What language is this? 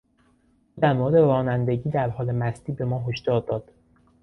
Persian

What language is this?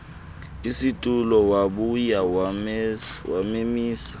Xhosa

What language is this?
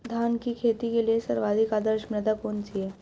Hindi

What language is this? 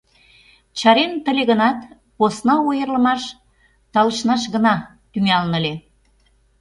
Mari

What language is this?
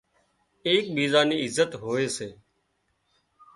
Wadiyara Koli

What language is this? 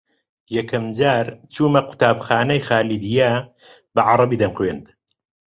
Central Kurdish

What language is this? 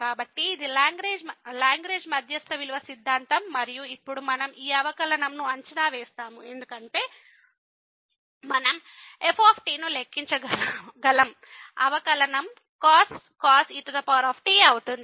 Telugu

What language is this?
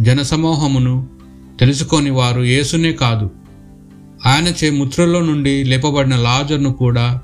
Telugu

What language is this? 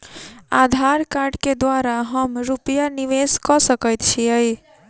Maithili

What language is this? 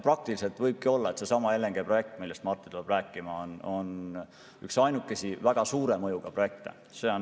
Estonian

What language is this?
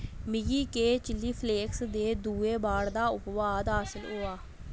Dogri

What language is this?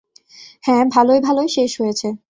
Bangla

